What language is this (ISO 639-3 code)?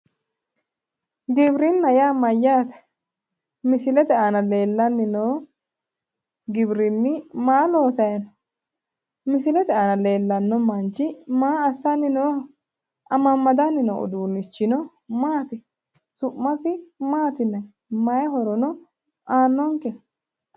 sid